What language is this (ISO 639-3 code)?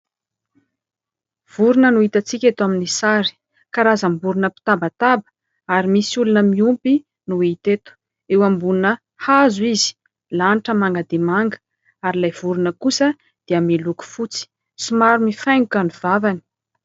mlg